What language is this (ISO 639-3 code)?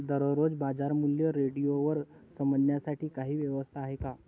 mar